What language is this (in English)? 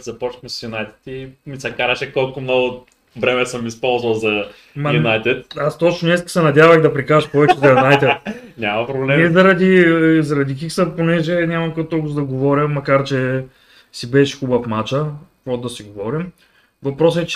Bulgarian